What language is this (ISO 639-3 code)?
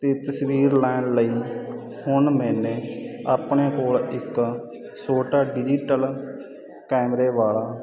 pan